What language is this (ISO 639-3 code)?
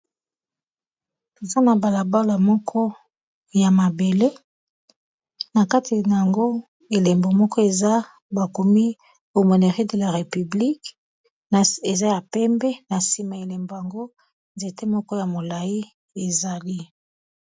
lin